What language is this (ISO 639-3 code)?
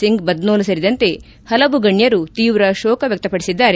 kan